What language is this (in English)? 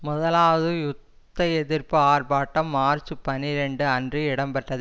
Tamil